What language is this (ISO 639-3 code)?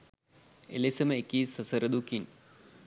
sin